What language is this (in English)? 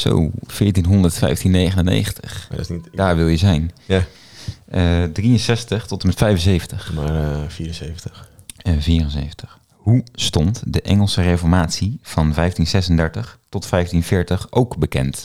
Dutch